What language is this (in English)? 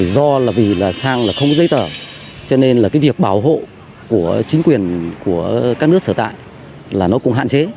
Vietnamese